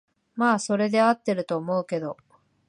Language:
Japanese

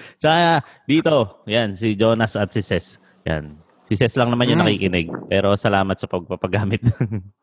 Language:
Filipino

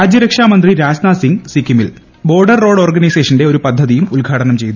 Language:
Malayalam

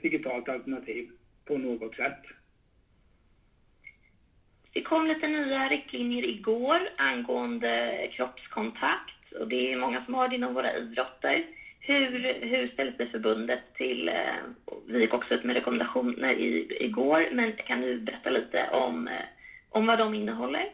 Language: Swedish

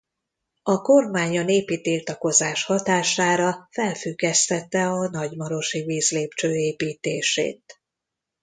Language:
Hungarian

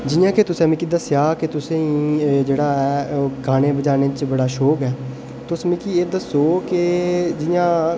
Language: Dogri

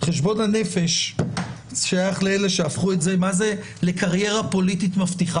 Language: Hebrew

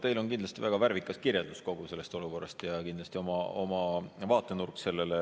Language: Estonian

